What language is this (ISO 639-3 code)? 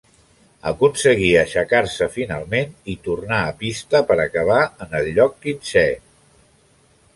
cat